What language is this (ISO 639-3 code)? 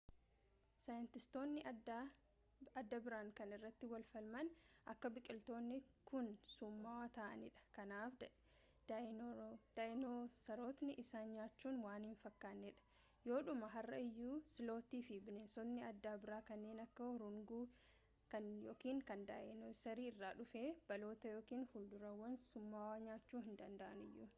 orm